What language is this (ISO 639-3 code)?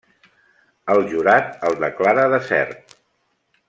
cat